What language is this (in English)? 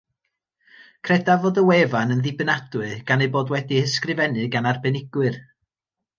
Welsh